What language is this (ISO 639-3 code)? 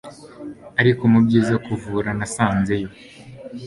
kin